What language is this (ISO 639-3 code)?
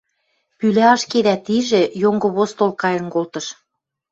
mrj